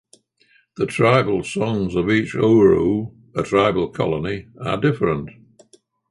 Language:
English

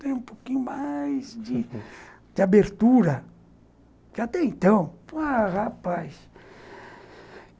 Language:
Portuguese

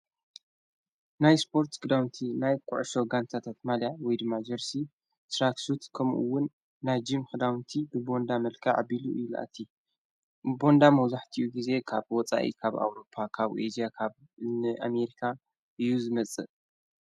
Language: Tigrinya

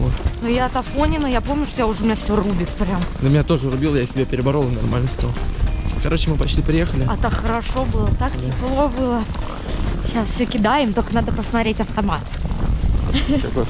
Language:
Russian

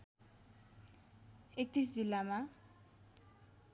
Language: Nepali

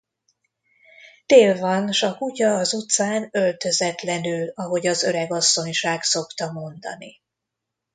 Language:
Hungarian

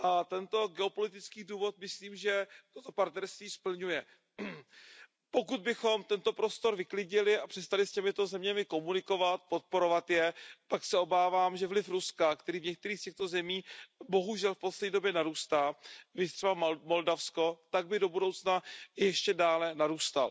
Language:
Czech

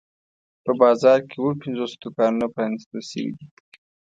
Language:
Pashto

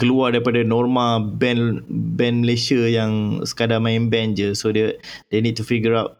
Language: Malay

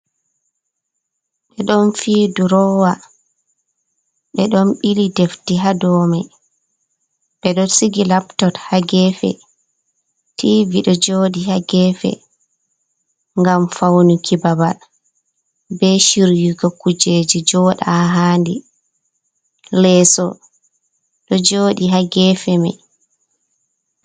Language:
Fula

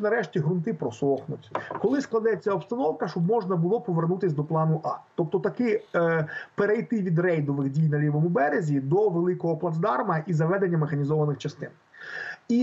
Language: Ukrainian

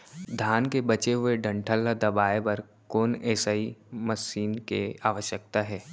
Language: Chhattisgarhi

